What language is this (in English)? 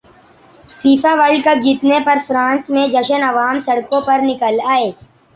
Urdu